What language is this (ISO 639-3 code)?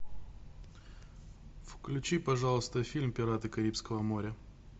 rus